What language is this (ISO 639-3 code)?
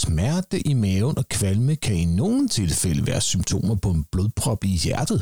dan